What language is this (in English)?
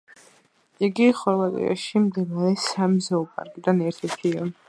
Georgian